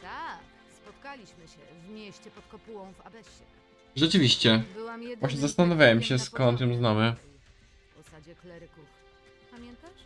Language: Polish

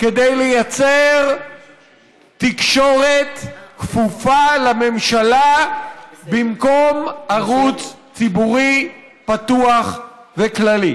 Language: Hebrew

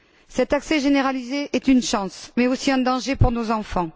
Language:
French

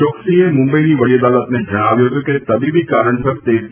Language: Gujarati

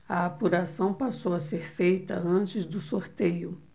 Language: Portuguese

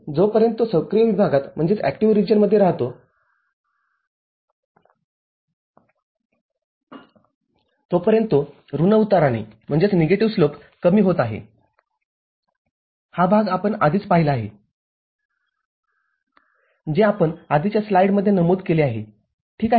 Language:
Marathi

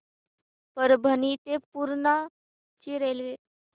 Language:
Marathi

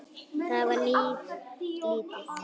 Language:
Icelandic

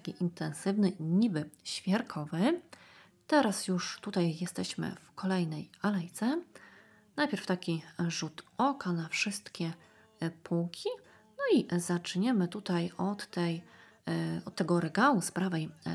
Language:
Polish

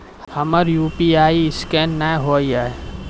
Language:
Maithili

